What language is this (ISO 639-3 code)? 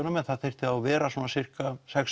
isl